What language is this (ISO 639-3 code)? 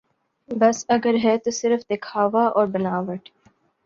urd